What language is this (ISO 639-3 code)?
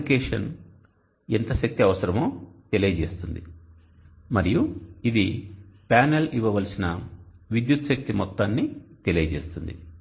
tel